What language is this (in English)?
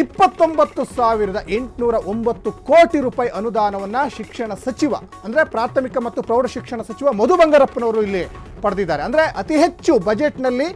Kannada